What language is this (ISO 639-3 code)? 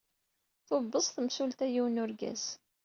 kab